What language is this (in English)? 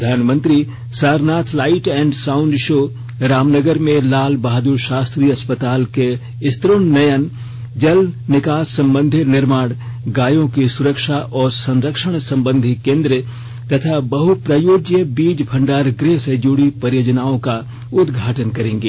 Hindi